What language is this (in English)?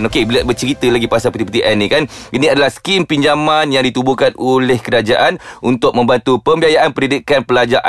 Malay